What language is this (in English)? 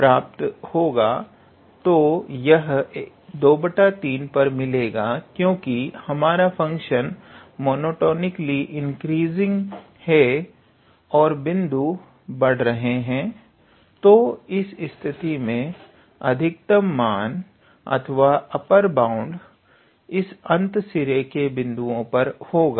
Hindi